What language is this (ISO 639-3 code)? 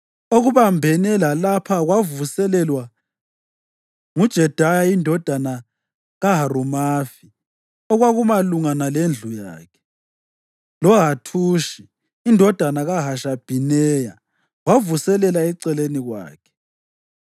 nde